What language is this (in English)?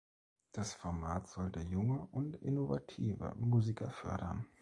German